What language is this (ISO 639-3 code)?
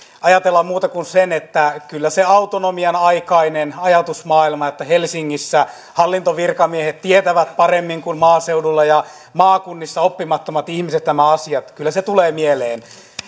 fin